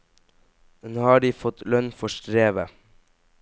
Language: Norwegian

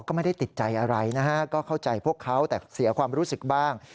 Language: Thai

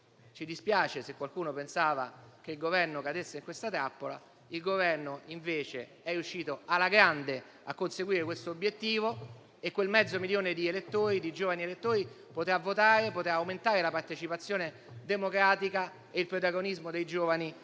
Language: Italian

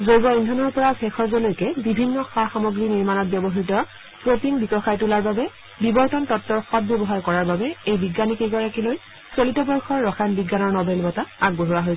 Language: Assamese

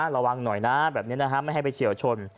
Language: Thai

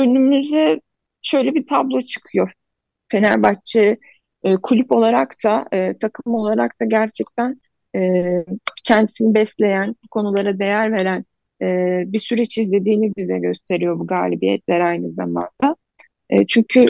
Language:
Turkish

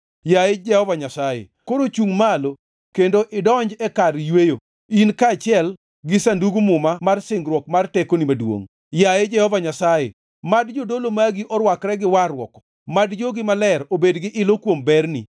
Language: Luo (Kenya and Tanzania)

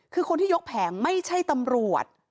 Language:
Thai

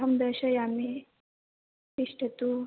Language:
Sanskrit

